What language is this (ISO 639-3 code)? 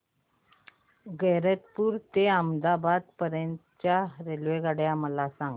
mar